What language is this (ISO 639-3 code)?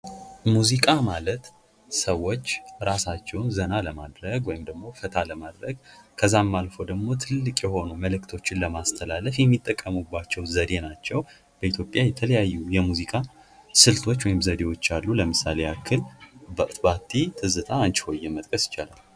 amh